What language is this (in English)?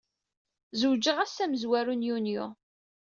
Kabyle